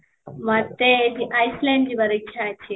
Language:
Odia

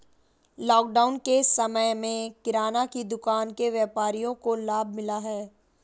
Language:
Hindi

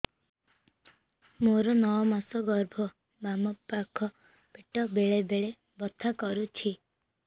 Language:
Odia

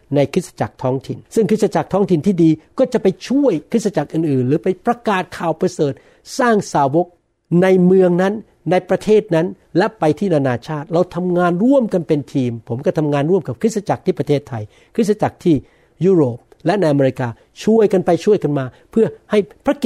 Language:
Thai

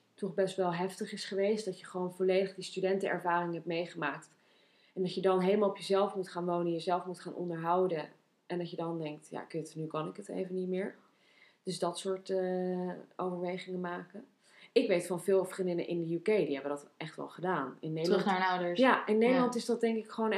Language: Dutch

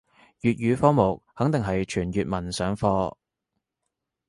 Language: Cantonese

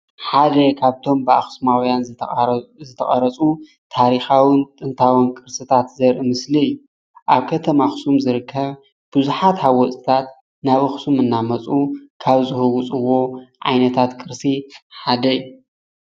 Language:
Tigrinya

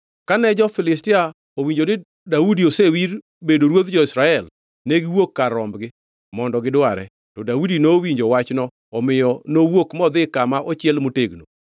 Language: Luo (Kenya and Tanzania)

